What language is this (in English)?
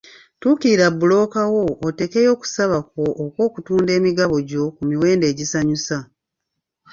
Ganda